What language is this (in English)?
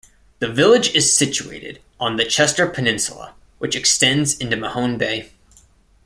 English